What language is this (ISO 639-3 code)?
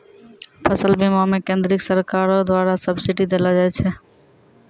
mai